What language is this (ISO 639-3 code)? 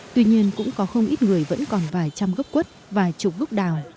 vie